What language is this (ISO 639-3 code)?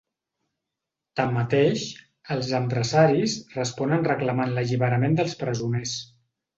cat